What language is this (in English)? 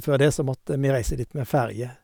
Norwegian